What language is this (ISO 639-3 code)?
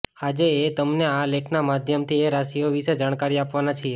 guj